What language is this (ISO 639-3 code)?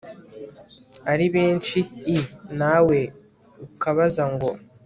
kin